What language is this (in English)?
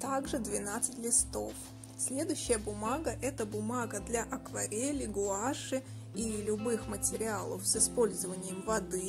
Russian